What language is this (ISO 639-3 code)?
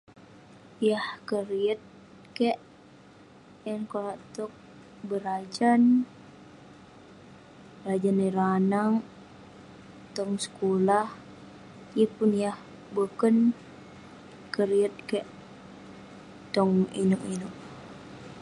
pne